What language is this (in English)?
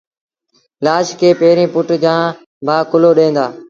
Sindhi Bhil